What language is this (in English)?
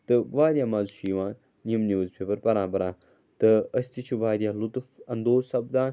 Kashmiri